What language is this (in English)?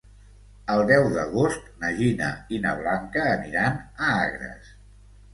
Catalan